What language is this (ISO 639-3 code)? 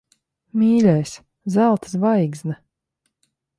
lav